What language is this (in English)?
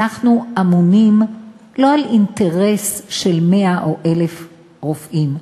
Hebrew